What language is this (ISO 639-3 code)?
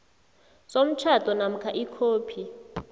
nbl